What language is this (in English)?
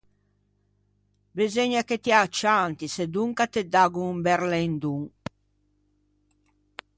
Ligurian